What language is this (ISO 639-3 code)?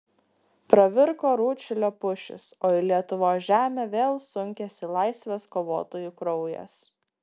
lit